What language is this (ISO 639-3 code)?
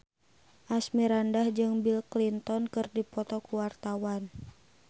sun